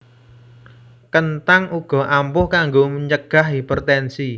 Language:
Javanese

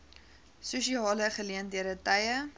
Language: Afrikaans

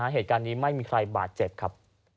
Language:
Thai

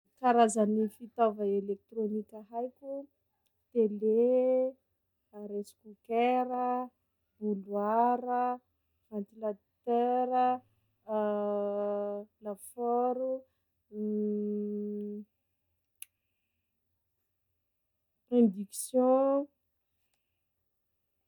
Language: Sakalava Malagasy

